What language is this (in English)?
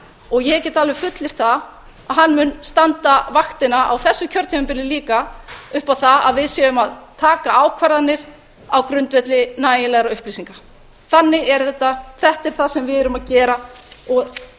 Icelandic